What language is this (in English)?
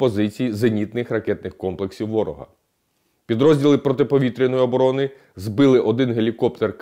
Russian